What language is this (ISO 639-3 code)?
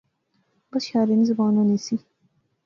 phr